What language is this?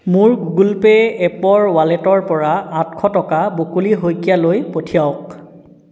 Assamese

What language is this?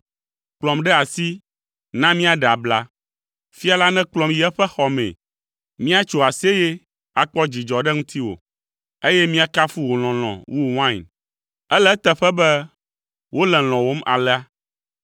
Ewe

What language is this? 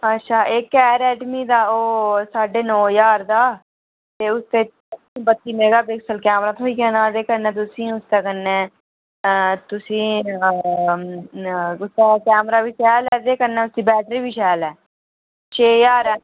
Dogri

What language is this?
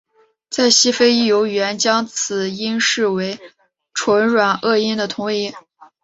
Chinese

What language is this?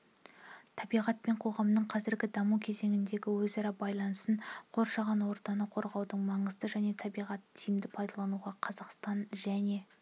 Kazakh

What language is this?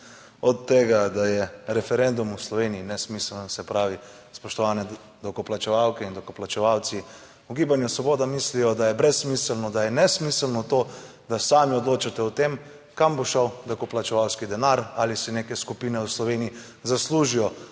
Slovenian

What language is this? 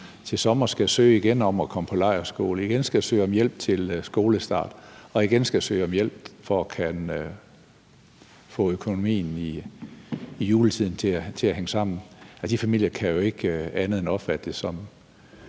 Danish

